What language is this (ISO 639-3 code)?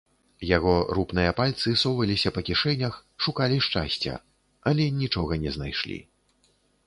bel